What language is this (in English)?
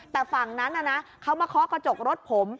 Thai